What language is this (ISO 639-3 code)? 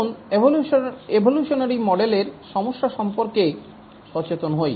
ben